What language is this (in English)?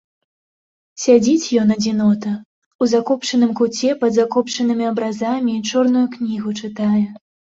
Belarusian